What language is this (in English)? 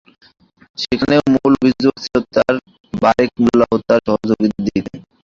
Bangla